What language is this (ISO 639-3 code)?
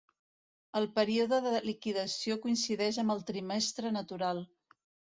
cat